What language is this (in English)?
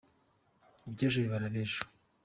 Kinyarwanda